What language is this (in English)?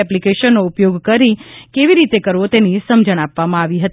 Gujarati